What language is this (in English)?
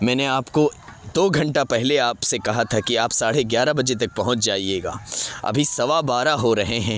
Urdu